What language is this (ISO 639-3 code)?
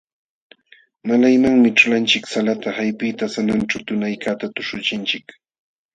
qxw